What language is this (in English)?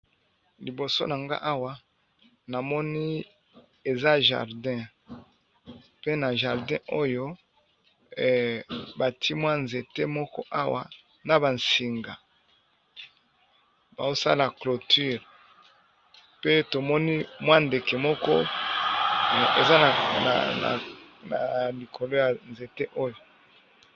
Lingala